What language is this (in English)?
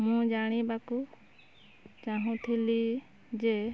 Odia